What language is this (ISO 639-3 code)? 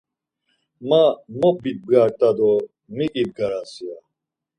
lzz